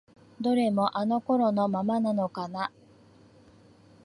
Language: Japanese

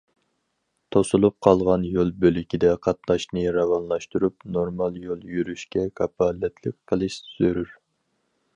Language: Uyghur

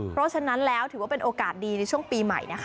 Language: Thai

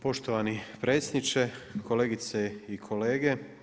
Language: Croatian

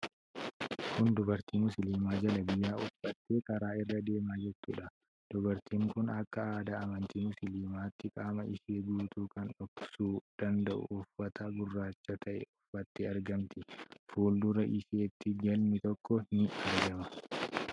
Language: Oromo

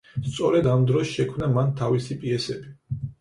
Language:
Georgian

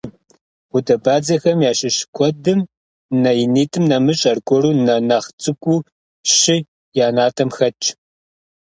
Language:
Kabardian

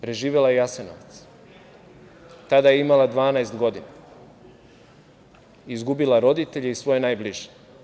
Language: Serbian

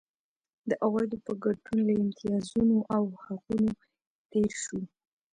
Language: Pashto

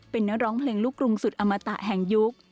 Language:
Thai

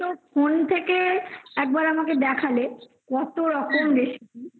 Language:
Bangla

